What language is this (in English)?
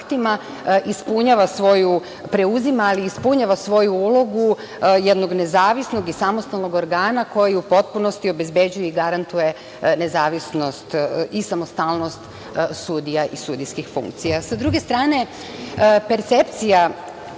Serbian